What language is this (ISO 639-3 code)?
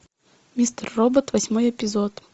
rus